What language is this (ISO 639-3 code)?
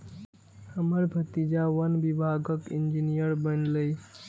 mai